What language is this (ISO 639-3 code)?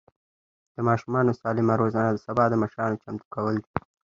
pus